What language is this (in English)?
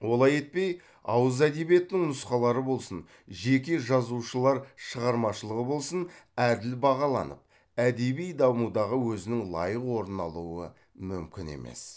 Kazakh